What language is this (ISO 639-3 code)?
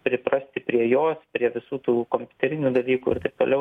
lit